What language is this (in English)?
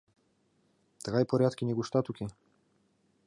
Mari